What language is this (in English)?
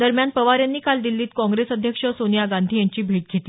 Marathi